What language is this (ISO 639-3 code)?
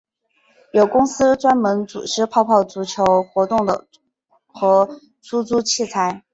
zho